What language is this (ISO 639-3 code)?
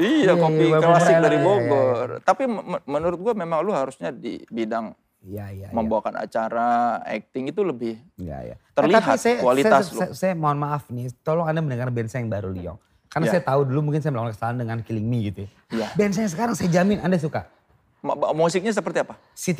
ind